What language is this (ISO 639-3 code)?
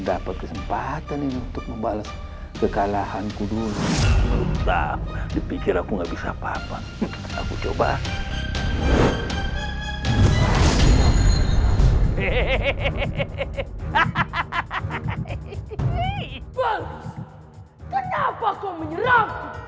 ind